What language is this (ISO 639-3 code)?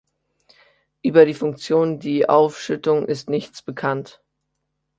deu